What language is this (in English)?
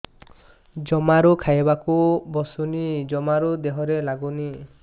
Odia